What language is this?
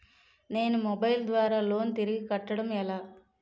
Telugu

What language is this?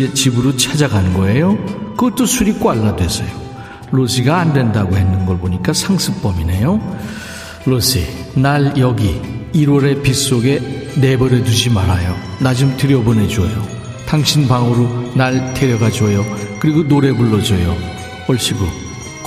Korean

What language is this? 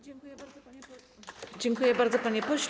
Polish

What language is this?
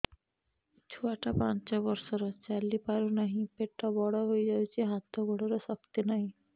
Odia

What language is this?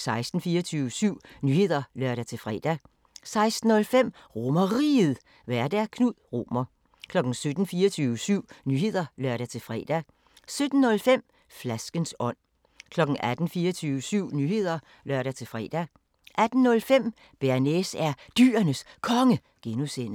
Danish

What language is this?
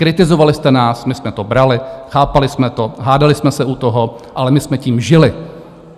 Czech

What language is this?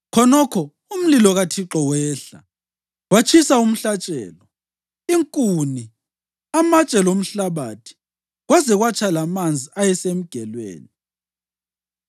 North Ndebele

